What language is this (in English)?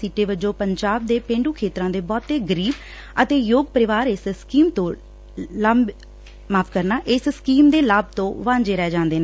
Punjabi